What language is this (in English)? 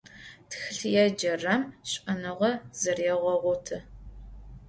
Adyghe